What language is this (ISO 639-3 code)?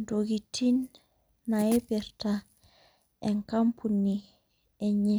mas